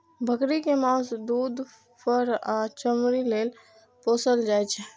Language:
Maithili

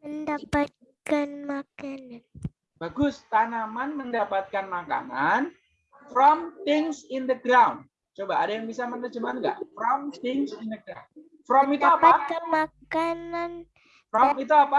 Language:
Indonesian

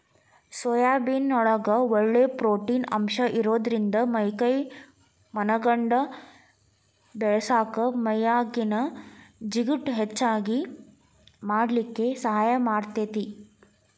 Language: Kannada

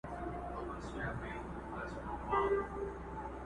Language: Pashto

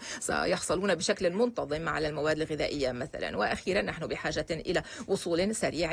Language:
Arabic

